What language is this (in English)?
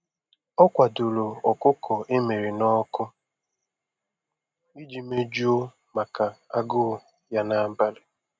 Igbo